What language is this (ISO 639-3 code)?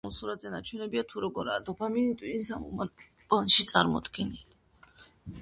kat